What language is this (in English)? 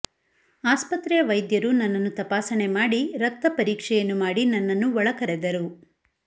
Kannada